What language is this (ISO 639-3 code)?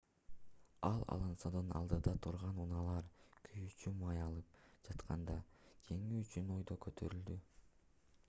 kir